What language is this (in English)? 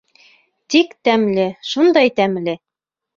Bashkir